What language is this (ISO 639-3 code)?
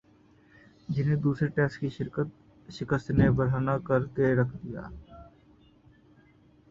urd